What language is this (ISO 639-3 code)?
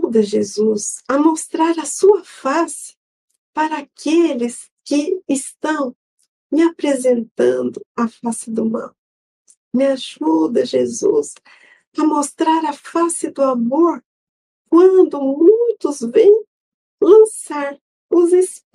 por